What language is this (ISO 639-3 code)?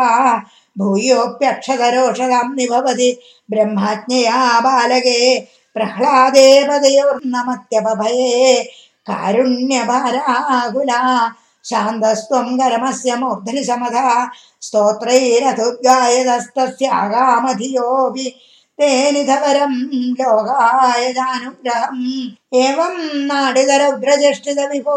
tam